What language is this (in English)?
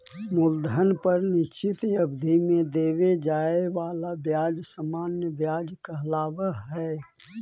Magahi